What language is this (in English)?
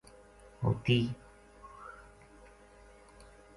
Gujari